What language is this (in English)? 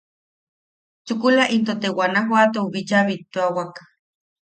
Yaqui